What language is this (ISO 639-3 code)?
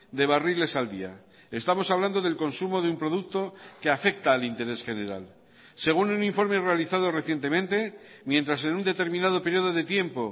spa